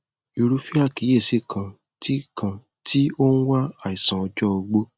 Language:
Yoruba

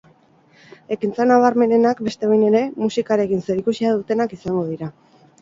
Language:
Basque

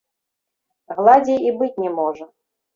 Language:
Belarusian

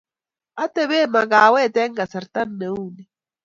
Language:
Kalenjin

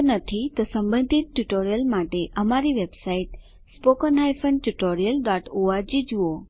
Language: Gujarati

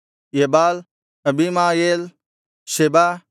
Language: Kannada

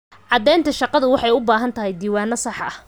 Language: Somali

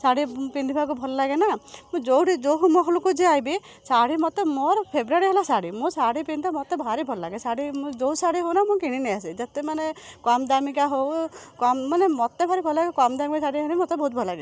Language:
Odia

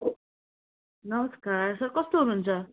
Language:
Nepali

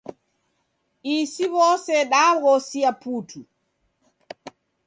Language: Taita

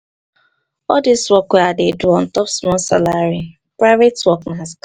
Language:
Nigerian Pidgin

